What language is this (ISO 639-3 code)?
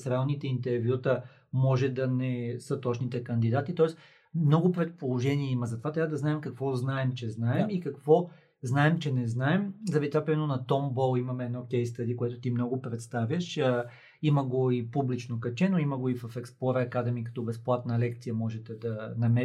bul